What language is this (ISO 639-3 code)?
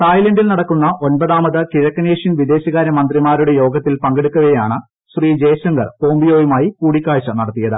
mal